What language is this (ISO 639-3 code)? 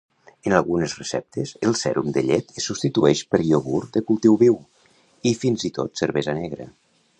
cat